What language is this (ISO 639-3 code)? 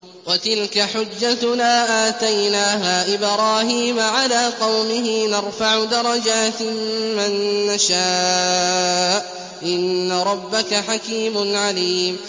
ara